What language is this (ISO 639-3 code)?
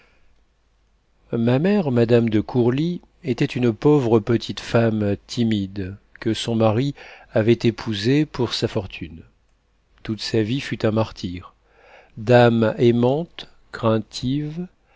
fra